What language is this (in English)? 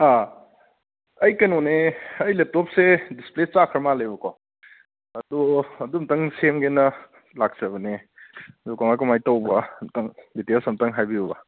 Manipuri